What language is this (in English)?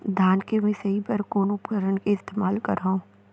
Chhattisgarhi